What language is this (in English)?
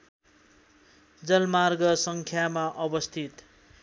Nepali